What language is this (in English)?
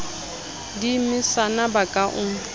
Southern Sotho